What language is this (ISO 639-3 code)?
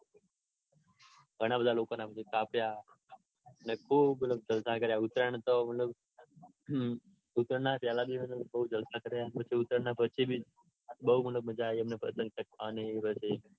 guj